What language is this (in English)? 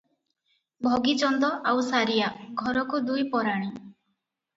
Odia